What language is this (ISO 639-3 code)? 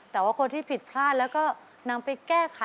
tha